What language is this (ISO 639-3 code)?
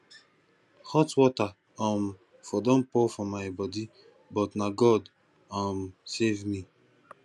pcm